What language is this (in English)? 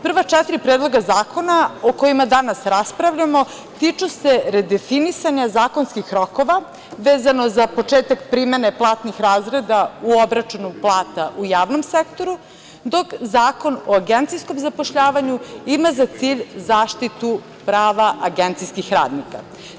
Serbian